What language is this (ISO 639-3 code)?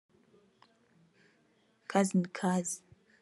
kin